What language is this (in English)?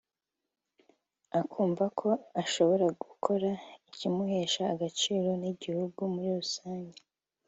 Kinyarwanda